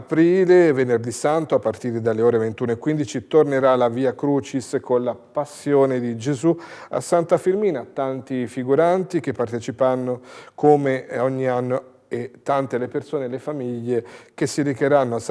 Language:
Italian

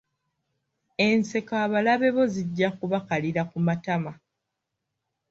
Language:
Ganda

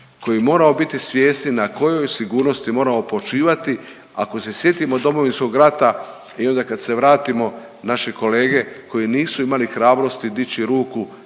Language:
Croatian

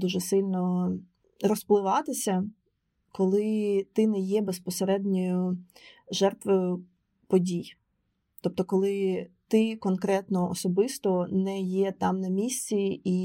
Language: Ukrainian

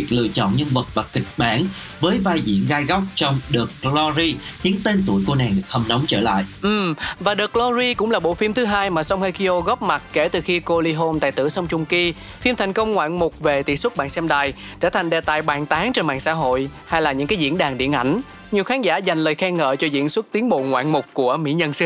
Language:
Vietnamese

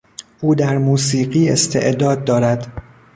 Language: Persian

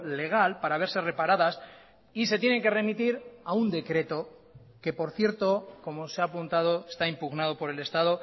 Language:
Spanish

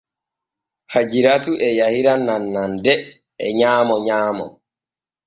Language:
Borgu Fulfulde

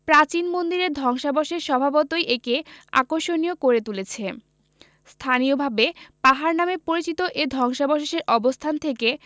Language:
Bangla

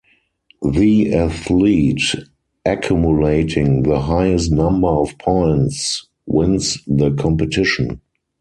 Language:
English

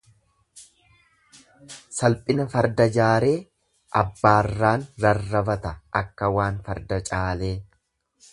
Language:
Oromo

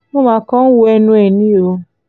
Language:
Yoruba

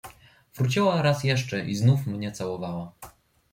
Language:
Polish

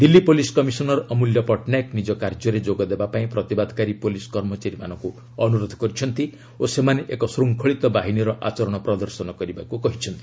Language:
Odia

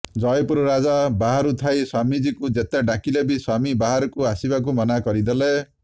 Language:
Odia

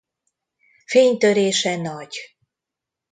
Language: Hungarian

